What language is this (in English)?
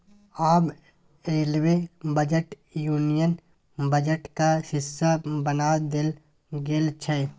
Maithili